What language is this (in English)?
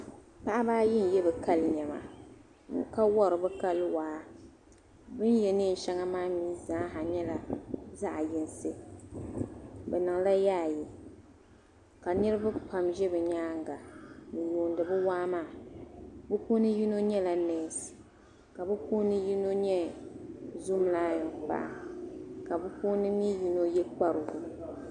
Dagbani